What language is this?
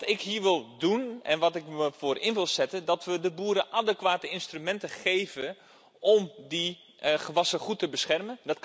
Dutch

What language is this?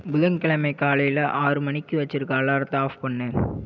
Tamil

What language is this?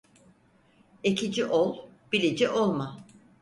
Turkish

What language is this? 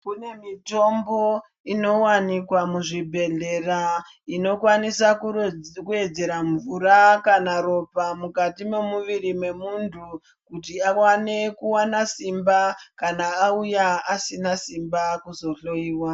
Ndau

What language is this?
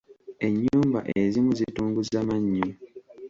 Ganda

